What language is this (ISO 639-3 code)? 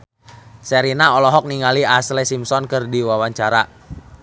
sun